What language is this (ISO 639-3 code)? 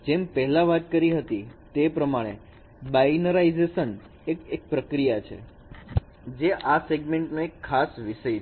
guj